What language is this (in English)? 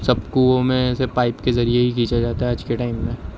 Urdu